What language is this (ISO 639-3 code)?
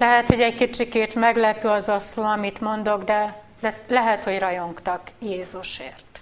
hun